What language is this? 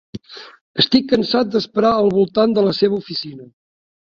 Catalan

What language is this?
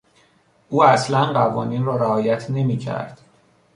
Persian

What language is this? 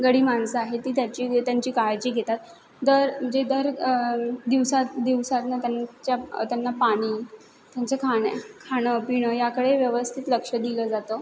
Marathi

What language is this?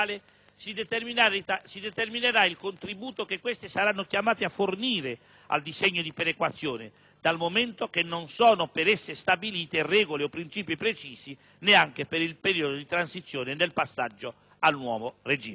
Italian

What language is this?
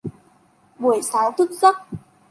Vietnamese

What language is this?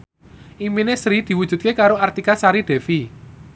Javanese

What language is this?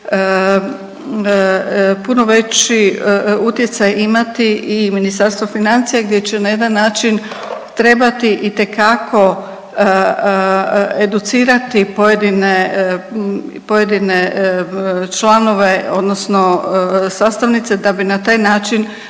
Croatian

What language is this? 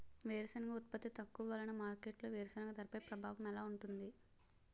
Telugu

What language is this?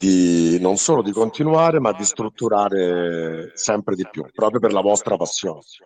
Italian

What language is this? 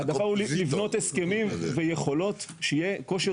Hebrew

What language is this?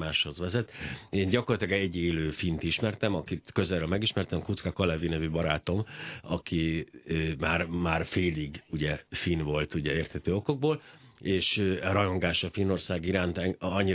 Hungarian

